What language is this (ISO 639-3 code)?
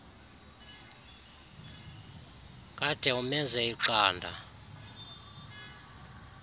xho